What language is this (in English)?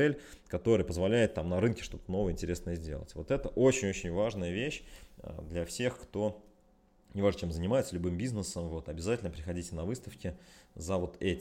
Russian